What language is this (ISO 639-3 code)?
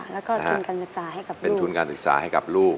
tha